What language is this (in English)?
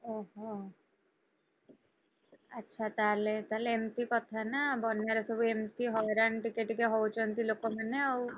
Odia